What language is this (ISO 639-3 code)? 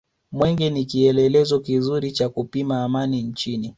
swa